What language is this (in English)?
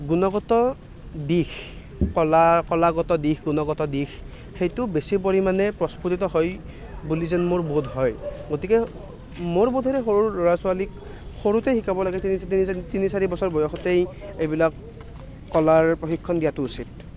Assamese